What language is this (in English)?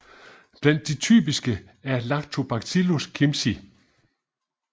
Danish